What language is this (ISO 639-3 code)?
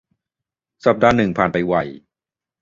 tha